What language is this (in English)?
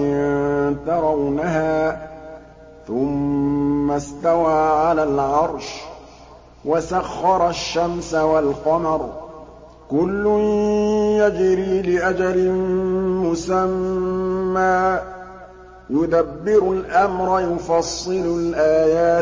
Arabic